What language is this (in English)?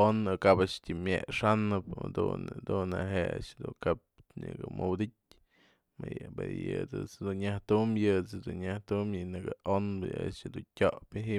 Mazatlán Mixe